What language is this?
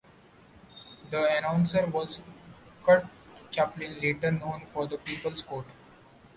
English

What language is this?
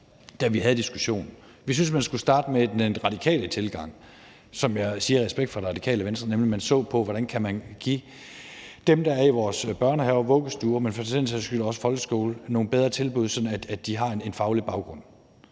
Danish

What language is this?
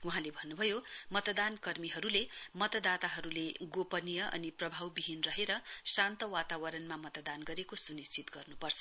Nepali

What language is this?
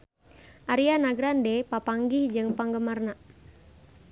Sundanese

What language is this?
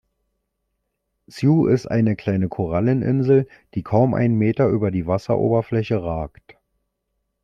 German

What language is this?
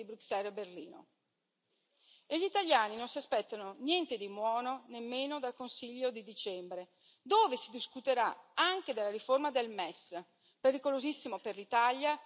Italian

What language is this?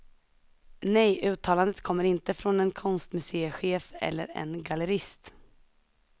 Swedish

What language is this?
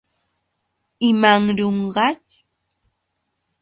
Yauyos Quechua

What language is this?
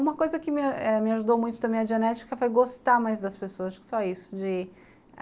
Portuguese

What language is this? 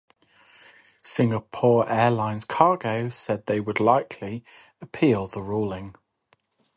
English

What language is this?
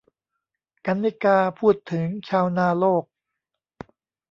Thai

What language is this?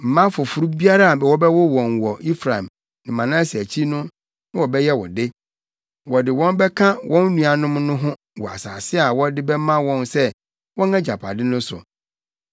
Akan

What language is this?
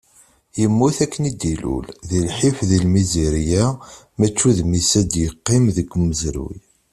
Kabyle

